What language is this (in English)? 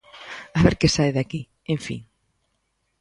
Galician